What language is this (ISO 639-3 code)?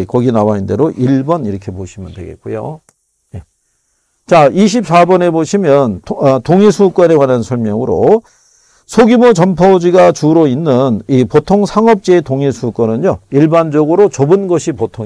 kor